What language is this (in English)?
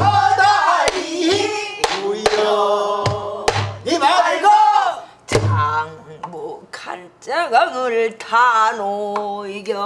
Korean